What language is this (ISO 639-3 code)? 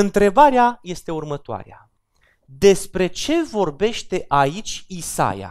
ron